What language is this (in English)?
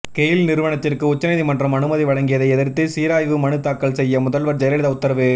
Tamil